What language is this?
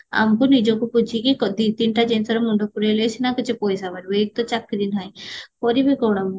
Odia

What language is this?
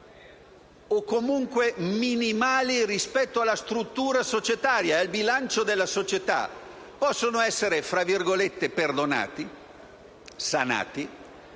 Italian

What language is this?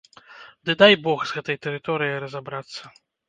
Belarusian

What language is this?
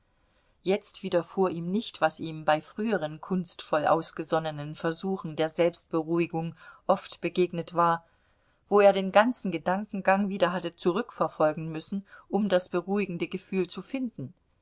German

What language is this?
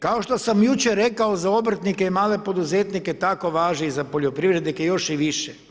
Croatian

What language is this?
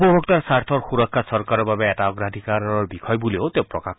Assamese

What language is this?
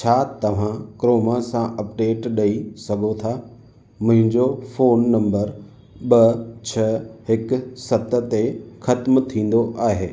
Sindhi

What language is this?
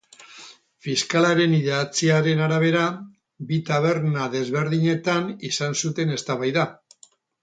Basque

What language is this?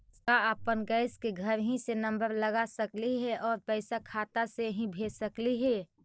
Magahi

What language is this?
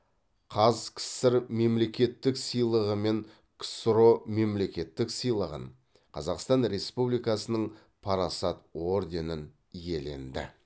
Kazakh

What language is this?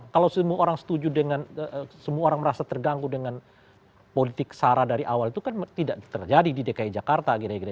Indonesian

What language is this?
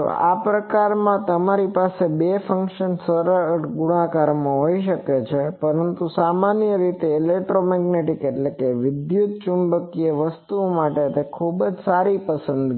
Gujarati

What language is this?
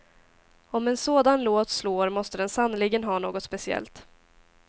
Swedish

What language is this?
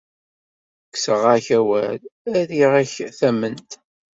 Kabyle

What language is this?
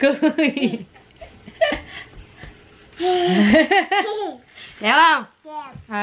Vietnamese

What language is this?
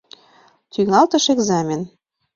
Mari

